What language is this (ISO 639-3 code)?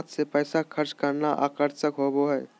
mag